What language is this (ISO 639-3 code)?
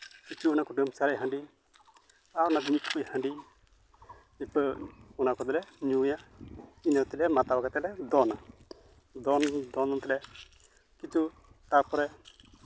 sat